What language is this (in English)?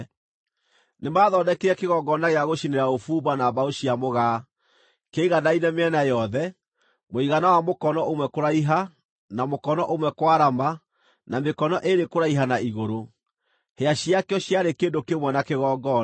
Kikuyu